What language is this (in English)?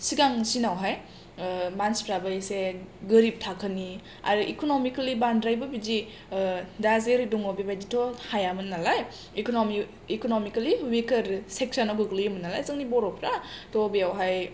Bodo